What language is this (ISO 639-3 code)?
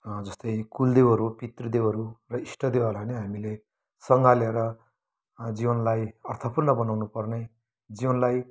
nep